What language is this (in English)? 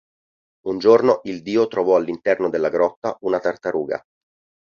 Italian